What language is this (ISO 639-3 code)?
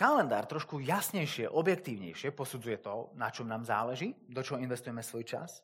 slk